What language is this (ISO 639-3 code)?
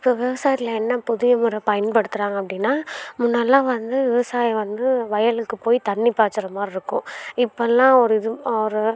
tam